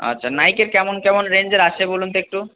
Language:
Bangla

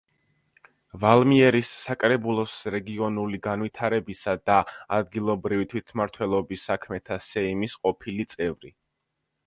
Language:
Georgian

